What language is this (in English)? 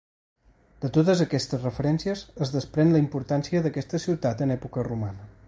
Catalan